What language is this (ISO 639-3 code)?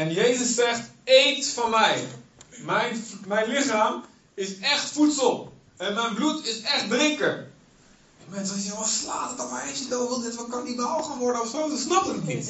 nld